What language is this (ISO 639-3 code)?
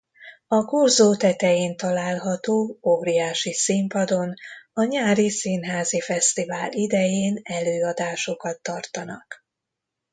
hun